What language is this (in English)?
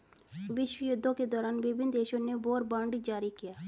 Hindi